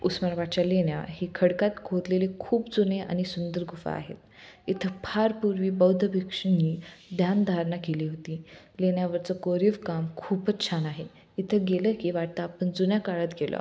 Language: Marathi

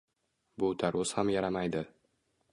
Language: Uzbek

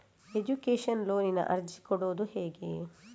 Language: Kannada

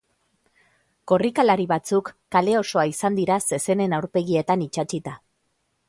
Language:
Basque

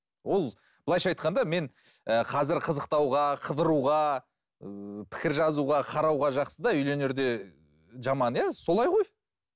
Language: Kazakh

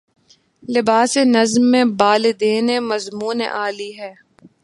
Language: Urdu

